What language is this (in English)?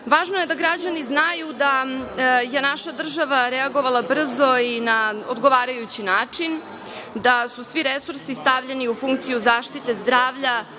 Serbian